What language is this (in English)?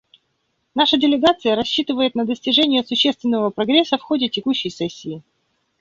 Russian